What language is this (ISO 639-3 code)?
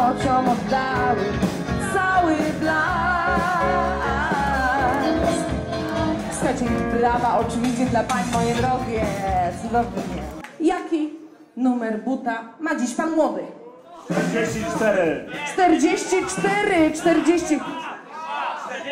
pol